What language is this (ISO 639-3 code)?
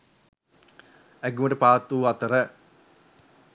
sin